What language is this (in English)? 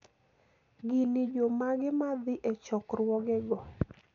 Luo (Kenya and Tanzania)